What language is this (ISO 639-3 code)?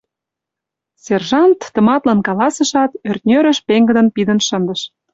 chm